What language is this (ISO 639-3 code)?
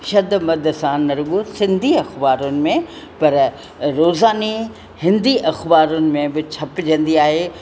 snd